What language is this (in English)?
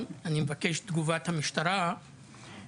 Hebrew